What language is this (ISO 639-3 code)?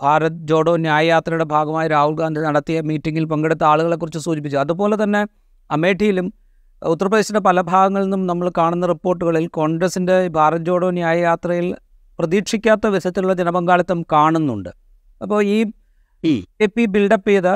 mal